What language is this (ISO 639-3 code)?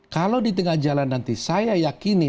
ind